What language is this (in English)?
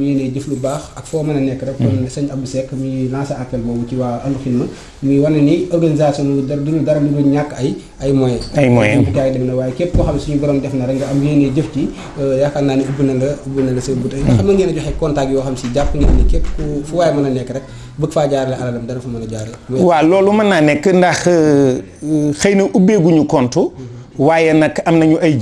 French